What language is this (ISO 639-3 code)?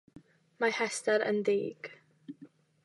cym